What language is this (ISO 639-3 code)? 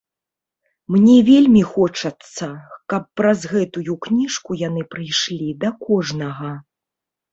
bel